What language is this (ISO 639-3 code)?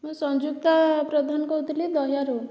ori